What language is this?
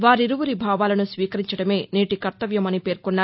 Telugu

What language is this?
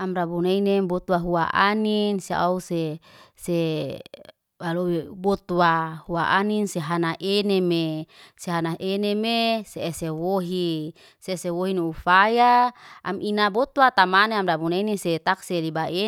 Liana-Seti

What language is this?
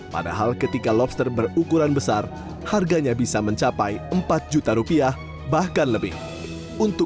Indonesian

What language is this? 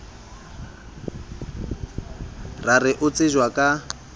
Southern Sotho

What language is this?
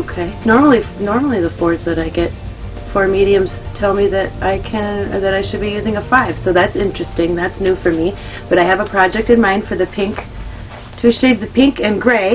English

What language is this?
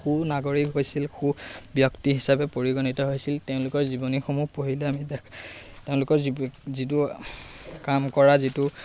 Assamese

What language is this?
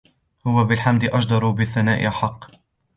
Arabic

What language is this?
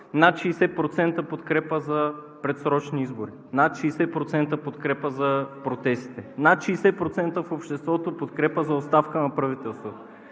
Bulgarian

